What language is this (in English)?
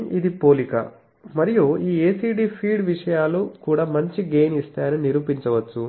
Telugu